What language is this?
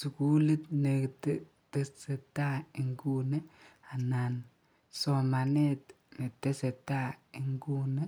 Kalenjin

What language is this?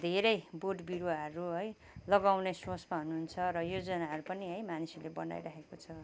Nepali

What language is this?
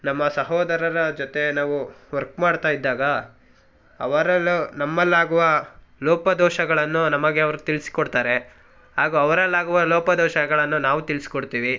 Kannada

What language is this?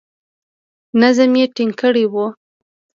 Pashto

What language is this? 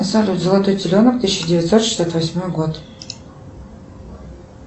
Russian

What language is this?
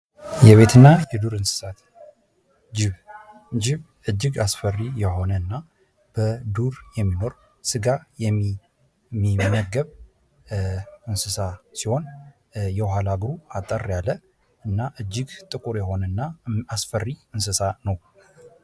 Amharic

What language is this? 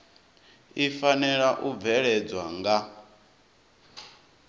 Venda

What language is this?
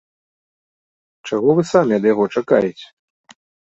Belarusian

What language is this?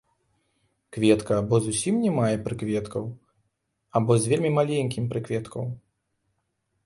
Belarusian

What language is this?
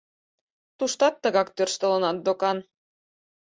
Mari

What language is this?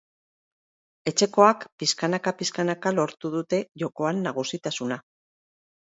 Basque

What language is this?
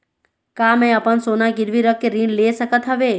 Chhattisgarhi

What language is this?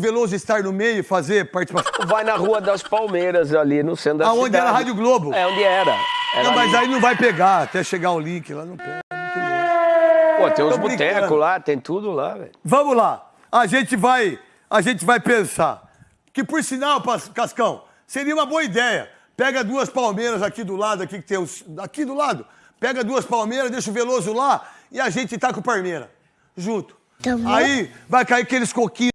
Portuguese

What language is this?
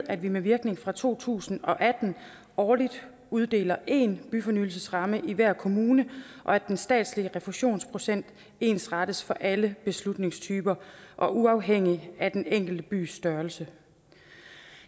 Danish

